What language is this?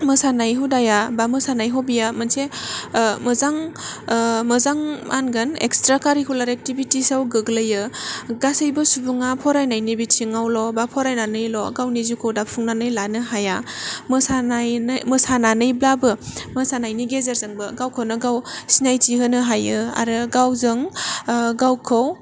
Bodo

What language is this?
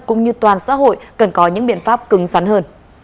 Vietnamese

